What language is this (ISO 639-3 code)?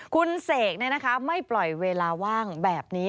tha